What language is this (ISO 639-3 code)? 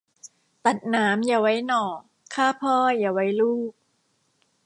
tha